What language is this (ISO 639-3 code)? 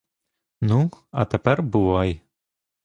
ukr